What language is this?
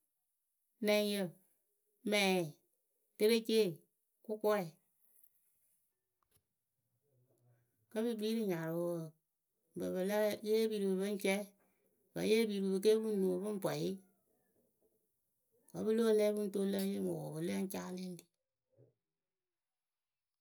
Akebu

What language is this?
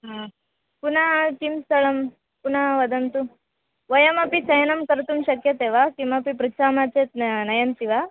Sanskrit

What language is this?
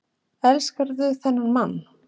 Icelandic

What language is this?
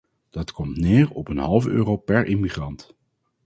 Dutch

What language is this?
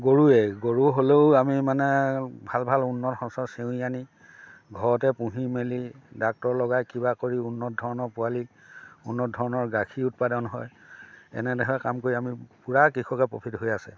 Assamese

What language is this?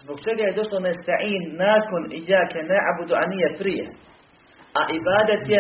Croatian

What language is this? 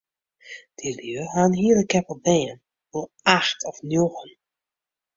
Western Frisian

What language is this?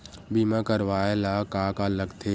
Chhattisgarhi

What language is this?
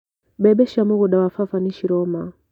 Kikuyu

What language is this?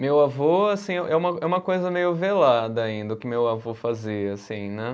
Portuguese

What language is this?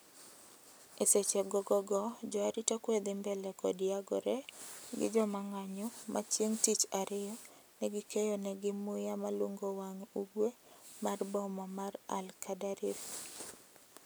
Luo (Kenya and Tanzania)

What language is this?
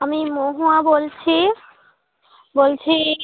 Bangla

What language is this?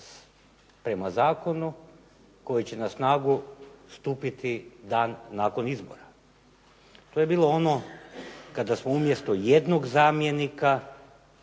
Croatian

